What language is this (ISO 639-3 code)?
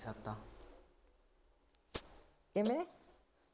pan